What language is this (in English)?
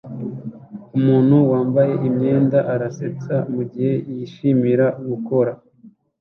Kinyarwanda